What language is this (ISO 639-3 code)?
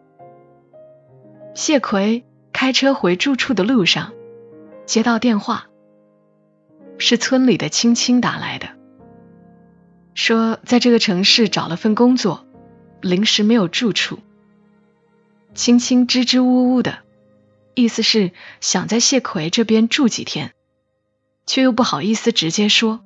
zho